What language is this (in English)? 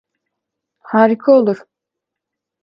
Turkish